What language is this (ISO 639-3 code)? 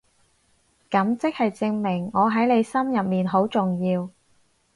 yue